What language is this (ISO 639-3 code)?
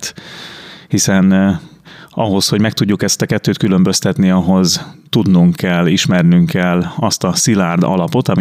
hun